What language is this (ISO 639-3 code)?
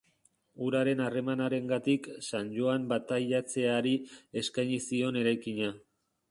eus